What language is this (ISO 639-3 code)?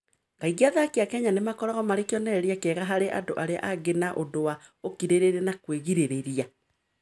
kik